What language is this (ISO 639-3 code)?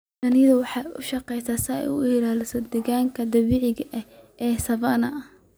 som